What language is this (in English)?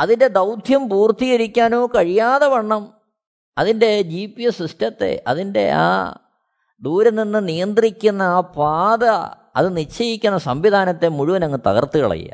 Malayalam